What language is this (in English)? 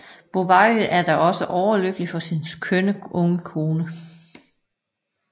Danish